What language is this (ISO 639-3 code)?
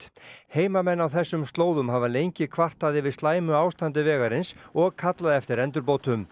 isl